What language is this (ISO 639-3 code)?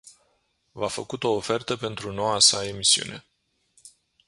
ron